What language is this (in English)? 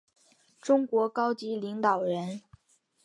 Chinese